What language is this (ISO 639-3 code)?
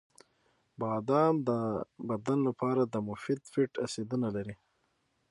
pus